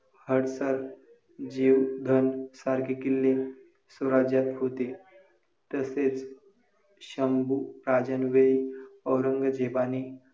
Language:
Marathi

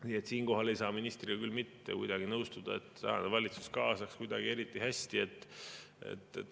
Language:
Estonian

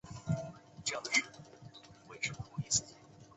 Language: Chinese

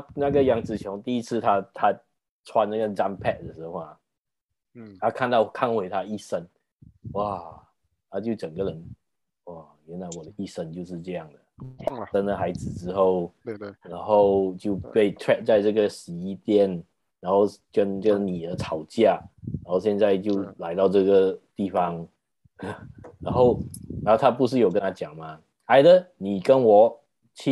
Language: Chinese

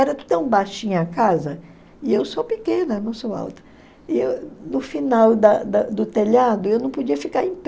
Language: Portuguese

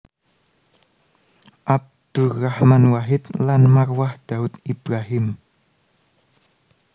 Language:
Javanese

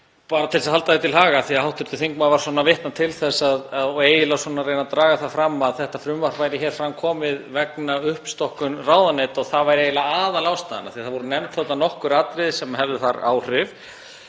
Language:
Icelandic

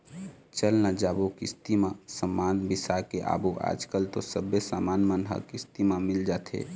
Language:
Chhattisgarhi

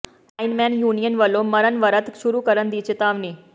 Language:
Punjabi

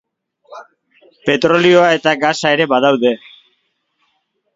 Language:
Basque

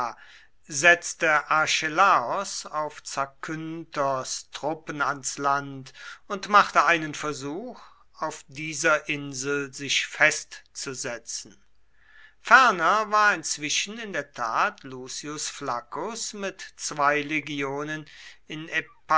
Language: German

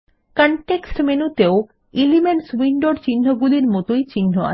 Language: Bangla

